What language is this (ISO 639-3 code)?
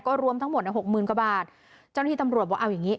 tha